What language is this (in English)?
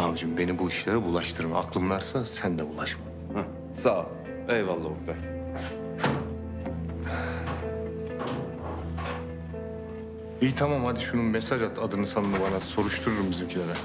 Turkish